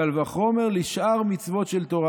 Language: Hebrew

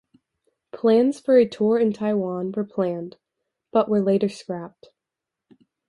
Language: English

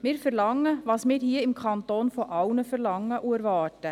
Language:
Swiss German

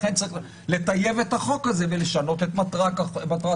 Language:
Hebrew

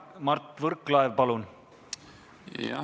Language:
Estonian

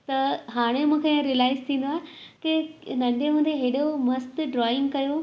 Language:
Sindhi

